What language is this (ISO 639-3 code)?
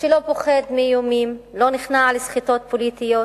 heb